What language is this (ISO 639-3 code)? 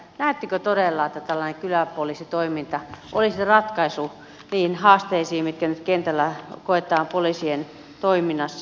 fin